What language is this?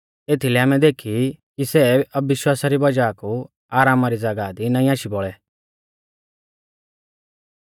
Mahasu Pahari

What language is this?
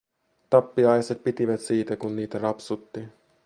Finnish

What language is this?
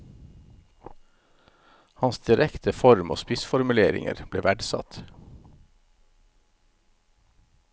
Norwegian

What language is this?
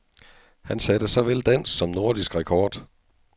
Danish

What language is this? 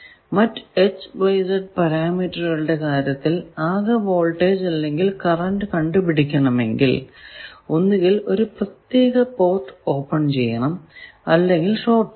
Malayalam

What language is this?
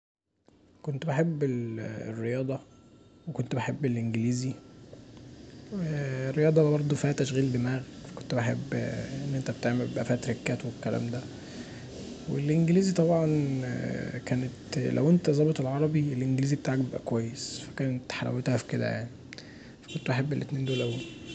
Egyptian Arabic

